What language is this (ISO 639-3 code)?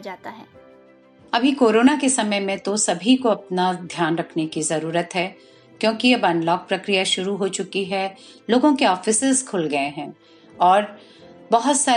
hin